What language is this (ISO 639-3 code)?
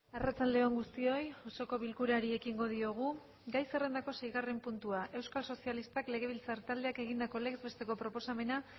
eus